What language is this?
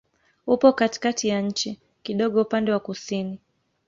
Swahili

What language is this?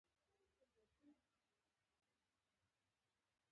Pashto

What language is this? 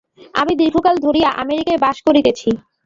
Bangla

